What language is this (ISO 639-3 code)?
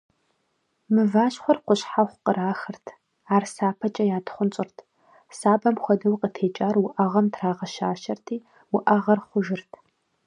kbd